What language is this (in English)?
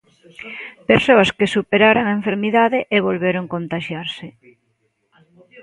Galician